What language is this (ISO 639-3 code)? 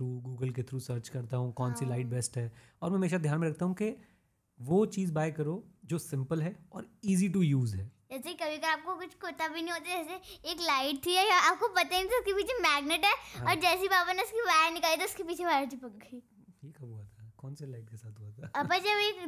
hin